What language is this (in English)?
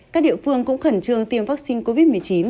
Vietnamese